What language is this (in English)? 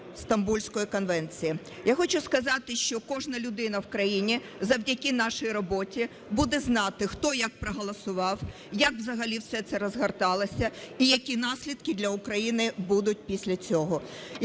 Ukrainian